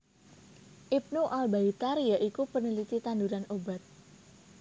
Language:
Javanese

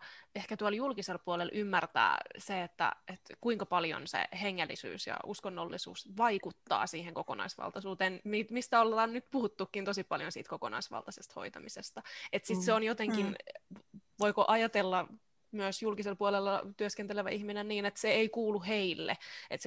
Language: Finnish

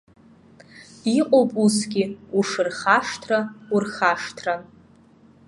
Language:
Abkhazian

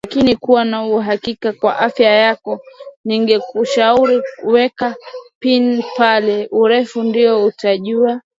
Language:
Swahili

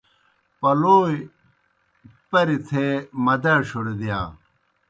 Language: Kohistani Shina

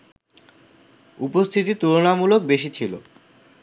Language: Bangla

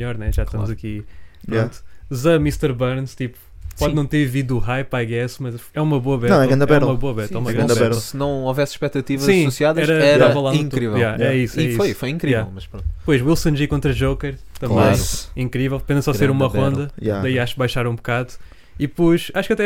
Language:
Portuguese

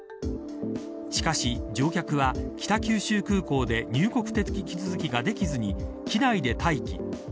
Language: Japanese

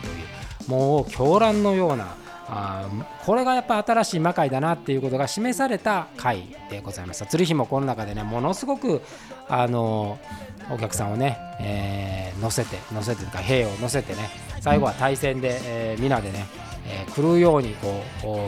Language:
Japanese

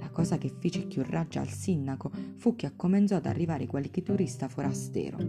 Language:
Italian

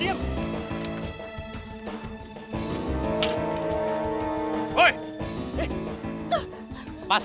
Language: Indonesian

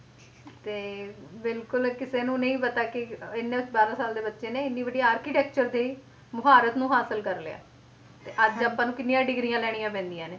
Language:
Punjabi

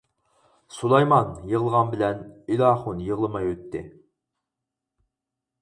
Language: Uyghur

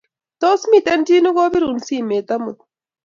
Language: Kalenjin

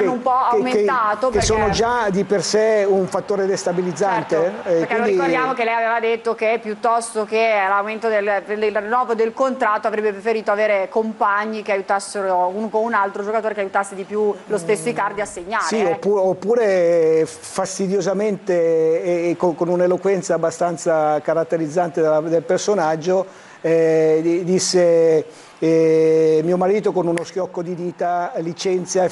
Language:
Italian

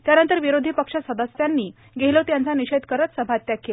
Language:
Marathi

